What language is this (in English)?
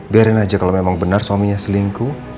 Indonesian